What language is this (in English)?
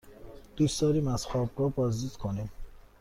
Persian